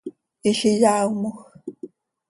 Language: Seri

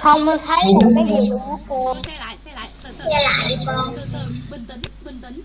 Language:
Vietnamese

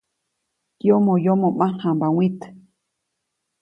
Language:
Copainalá Zoque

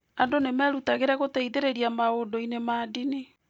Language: Kikuyu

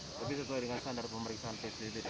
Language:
Indonesian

